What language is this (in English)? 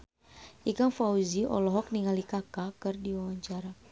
Sundanese